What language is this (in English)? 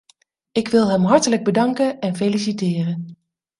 Dutch